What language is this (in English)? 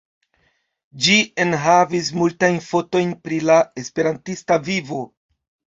Esperanto